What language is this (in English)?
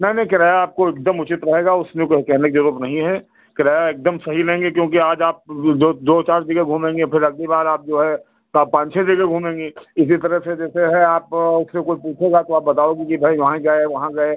Hindi